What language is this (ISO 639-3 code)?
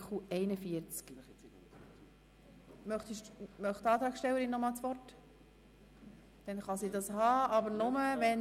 gsw